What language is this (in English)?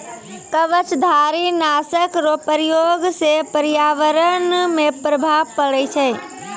Maithili